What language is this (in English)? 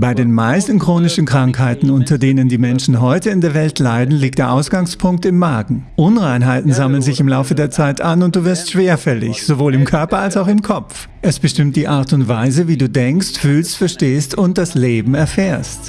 German